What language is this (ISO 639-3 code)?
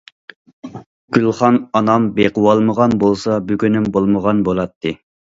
uig